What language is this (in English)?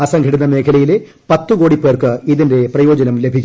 Malayalam